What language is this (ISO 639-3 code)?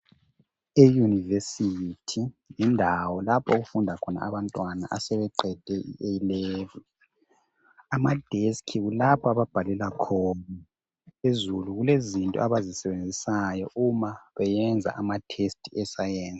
nde